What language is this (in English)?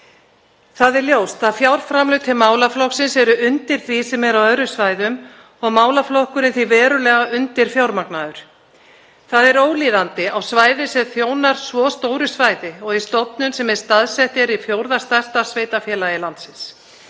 Icelandic